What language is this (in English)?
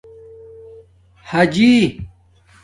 Domaaki